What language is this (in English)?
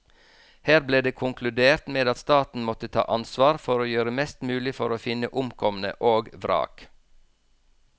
Norwegian